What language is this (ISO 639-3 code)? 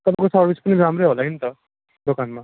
nep